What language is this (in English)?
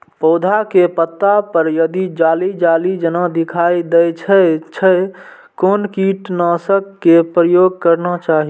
Maithili